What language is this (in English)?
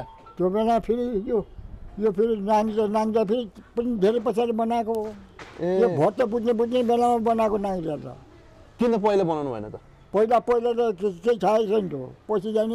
Thai